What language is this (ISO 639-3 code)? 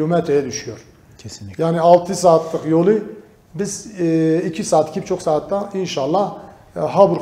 tur